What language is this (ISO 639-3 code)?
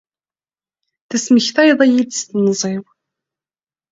kab